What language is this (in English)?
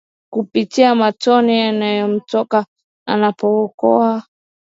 Swahili